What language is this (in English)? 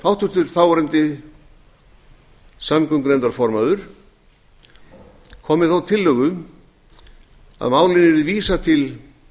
Icelandic